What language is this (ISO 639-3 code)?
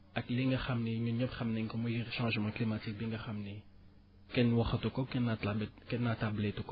wol